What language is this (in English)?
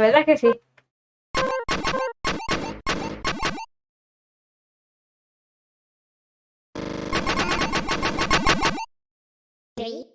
Spanish